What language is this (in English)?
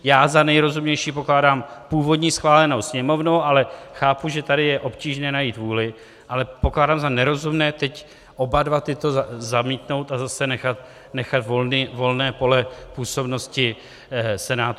Czech